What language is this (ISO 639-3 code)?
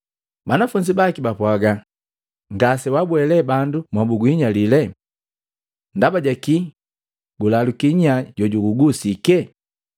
mgv